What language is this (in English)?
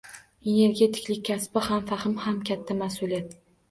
Uzbek